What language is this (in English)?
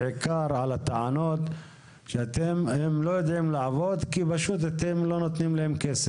Hebrew